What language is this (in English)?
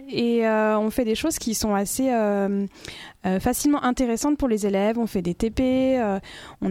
French